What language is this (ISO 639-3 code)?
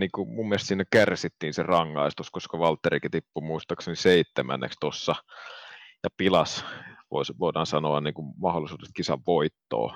fin